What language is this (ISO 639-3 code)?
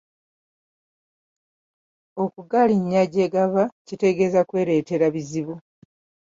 lug